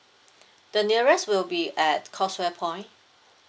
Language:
English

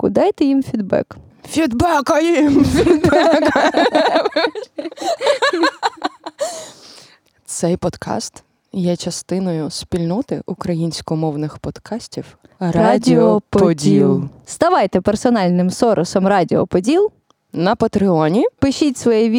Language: Ukrainian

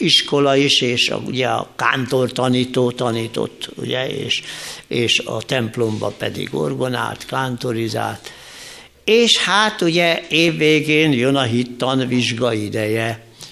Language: Hungarian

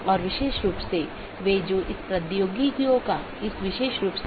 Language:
Hindi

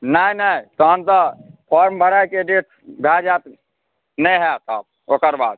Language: Maithili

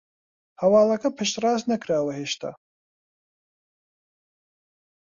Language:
Central Kurdish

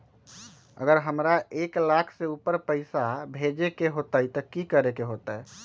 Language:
Magahi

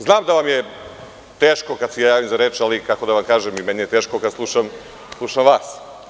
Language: Serbian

